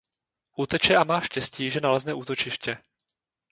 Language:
Czech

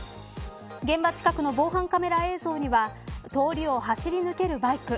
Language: Japanese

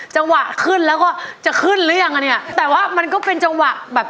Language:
Thai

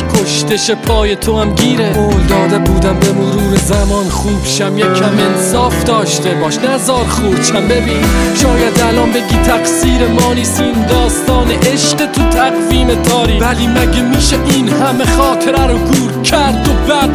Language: Persian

